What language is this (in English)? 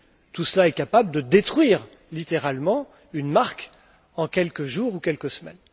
French